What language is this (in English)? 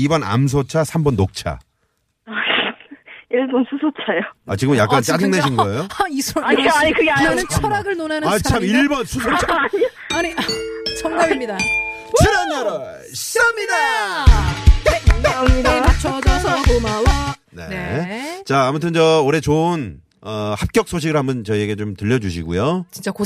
Korean